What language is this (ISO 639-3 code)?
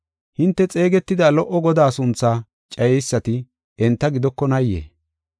gof